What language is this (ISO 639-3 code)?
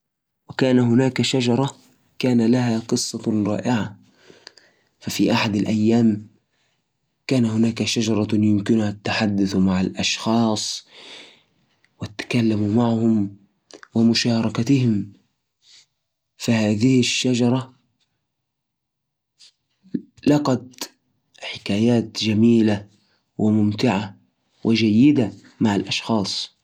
ars